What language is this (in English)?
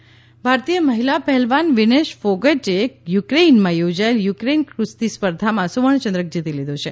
Gujarati